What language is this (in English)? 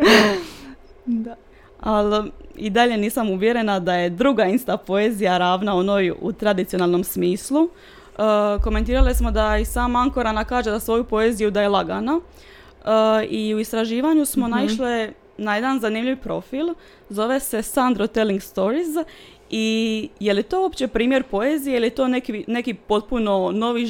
Croatian